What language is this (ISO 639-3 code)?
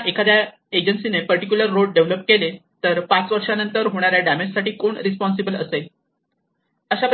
mar